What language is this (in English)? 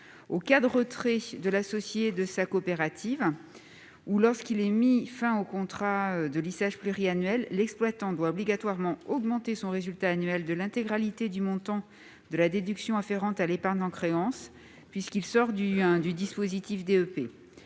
French